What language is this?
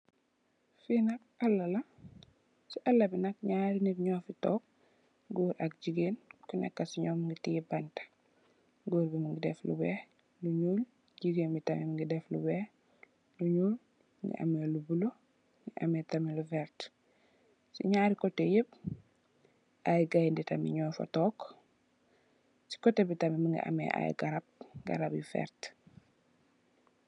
Wolof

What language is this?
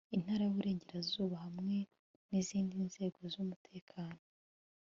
Kinyarwanda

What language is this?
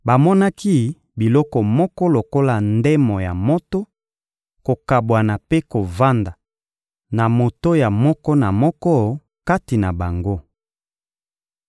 Lingala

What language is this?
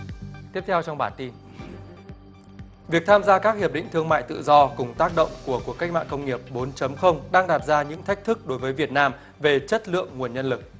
Vietnamese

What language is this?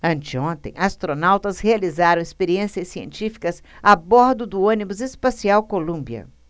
Portuguese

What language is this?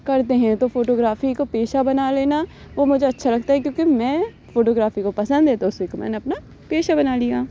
Urdu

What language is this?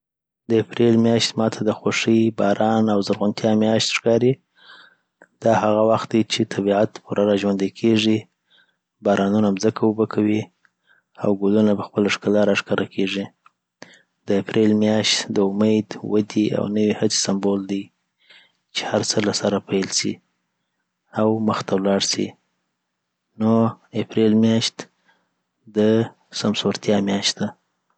Southern Pashto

